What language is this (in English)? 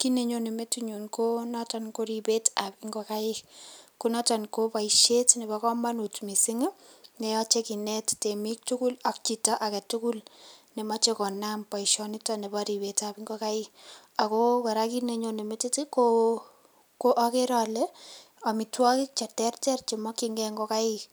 Kalenjin